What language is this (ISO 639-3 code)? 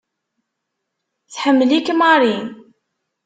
kab